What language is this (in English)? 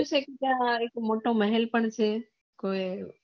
Gujarati